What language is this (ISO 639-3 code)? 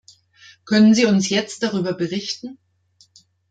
deu